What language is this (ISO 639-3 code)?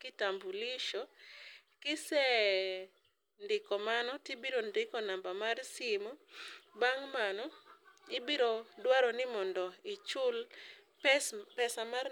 luo